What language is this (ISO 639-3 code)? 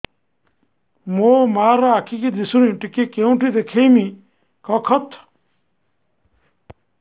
ori